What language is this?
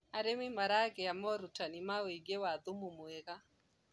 Kikuyu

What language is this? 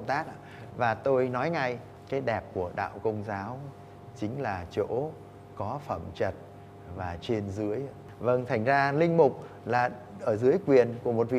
Vietnamese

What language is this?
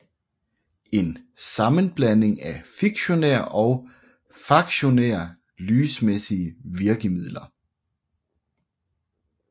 Danish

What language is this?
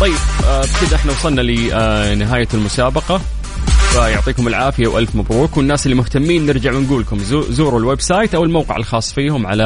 Arabic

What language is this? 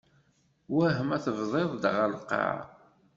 Kabyle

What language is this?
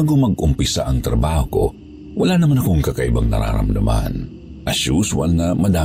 Filipino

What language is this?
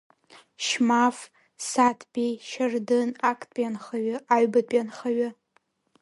Abkhazian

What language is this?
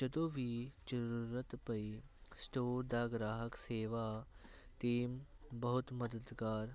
Punjabi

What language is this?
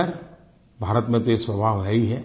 Hindi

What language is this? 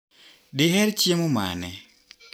Luo (Kenya and Tanzania)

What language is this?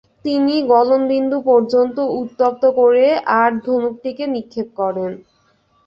Bangla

